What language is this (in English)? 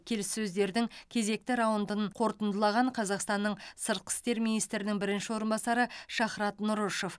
Kazakh